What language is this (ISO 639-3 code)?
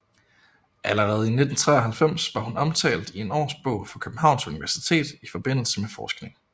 dan